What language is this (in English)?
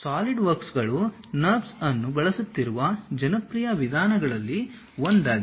Kannada